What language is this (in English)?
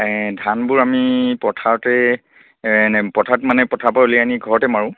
Assamese